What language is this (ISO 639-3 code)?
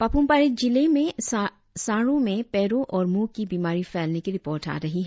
hin